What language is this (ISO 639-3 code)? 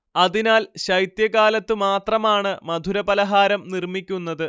mal